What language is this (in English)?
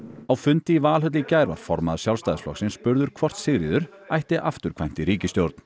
Icelandic